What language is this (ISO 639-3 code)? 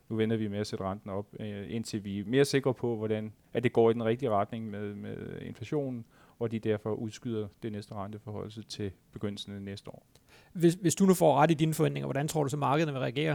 dan